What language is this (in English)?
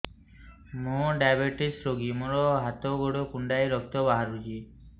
Odia